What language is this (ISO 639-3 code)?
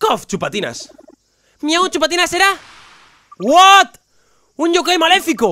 spa